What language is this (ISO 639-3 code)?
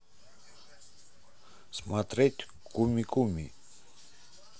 rus